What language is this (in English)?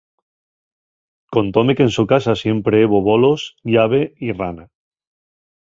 Asturian